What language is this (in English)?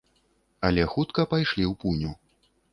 Belarusian